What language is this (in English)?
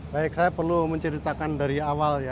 Indonesian